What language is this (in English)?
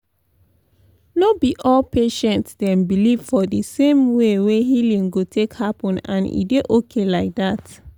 Nigerian Pidgin